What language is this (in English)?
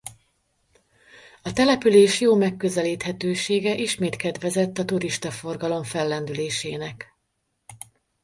Hungarian